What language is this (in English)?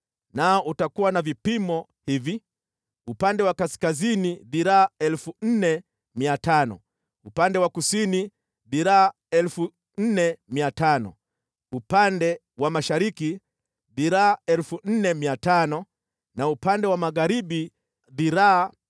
Swahili